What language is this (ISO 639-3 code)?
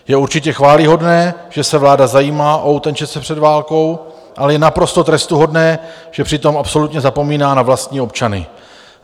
ces